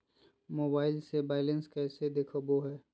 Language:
Magahi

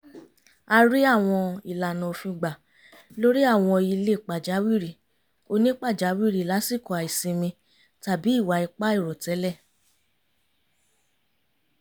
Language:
Yoruba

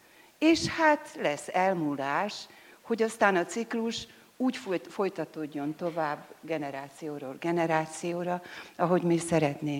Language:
Hungarian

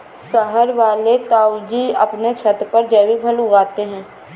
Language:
Hindi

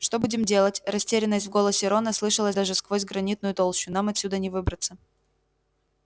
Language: Russian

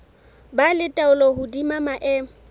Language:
Southern Sotho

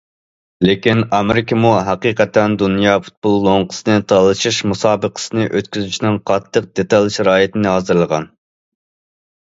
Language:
Uyghur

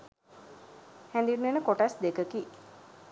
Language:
Sinhala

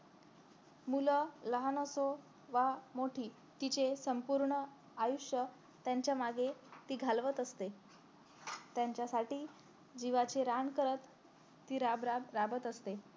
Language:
Marathi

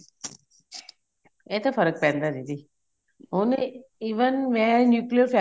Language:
Punjabi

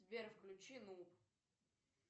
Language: Russian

